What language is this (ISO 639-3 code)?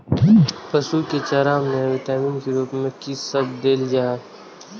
mai